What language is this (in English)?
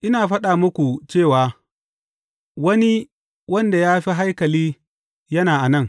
Hausa